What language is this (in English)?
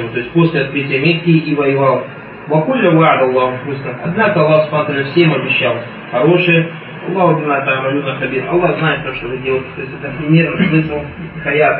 Russian